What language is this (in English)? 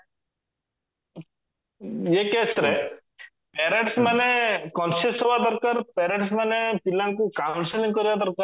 Odia